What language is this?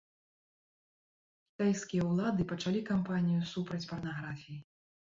Belarusian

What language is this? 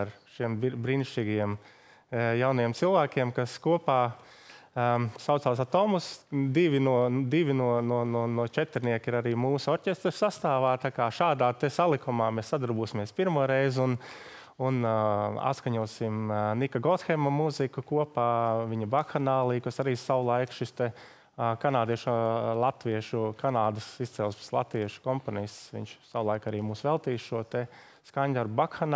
Latvian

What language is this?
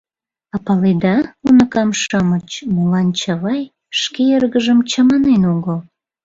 Mari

